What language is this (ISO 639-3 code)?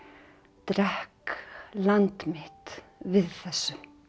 isl